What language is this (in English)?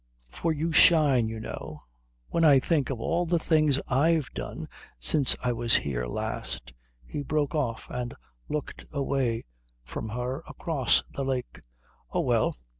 English